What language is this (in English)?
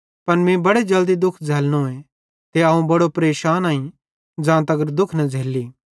Bhadrawahi